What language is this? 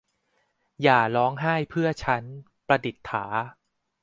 Thai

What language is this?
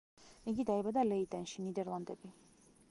Georgian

